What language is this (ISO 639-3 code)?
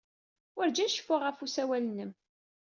kab